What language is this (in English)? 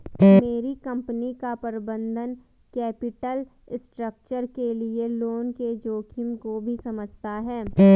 Hindi